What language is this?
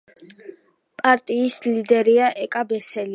Georgian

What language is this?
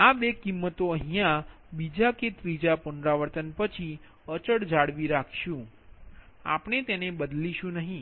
Gujarati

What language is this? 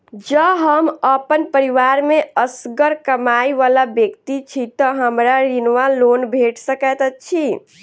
Maithili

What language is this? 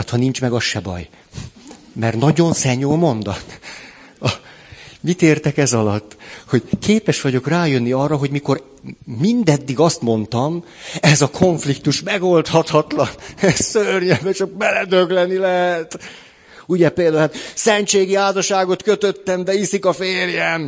Hungarian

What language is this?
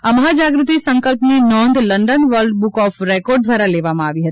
Gujarati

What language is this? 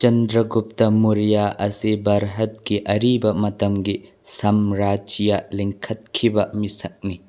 Manipuri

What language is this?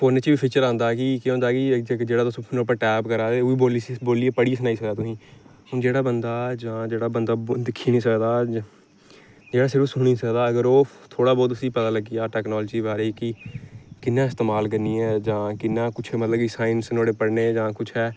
Dogri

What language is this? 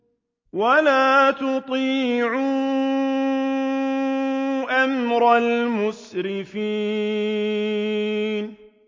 Arabic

